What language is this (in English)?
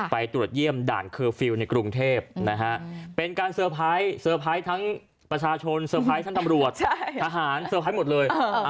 Thai